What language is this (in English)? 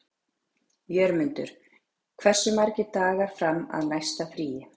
Icelandic